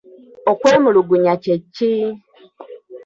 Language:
Ganda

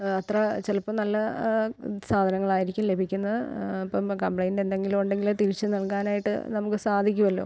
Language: Malayalam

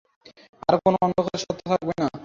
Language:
Bangla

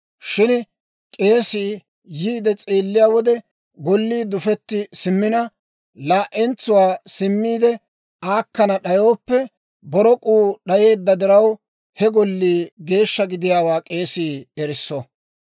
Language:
Dawro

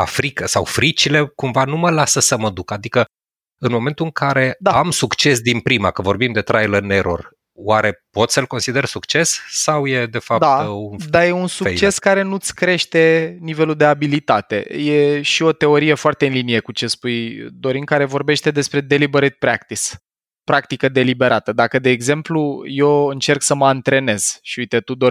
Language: Romanian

